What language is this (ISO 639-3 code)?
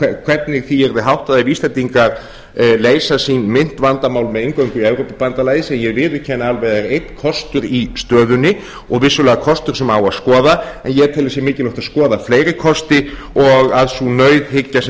isl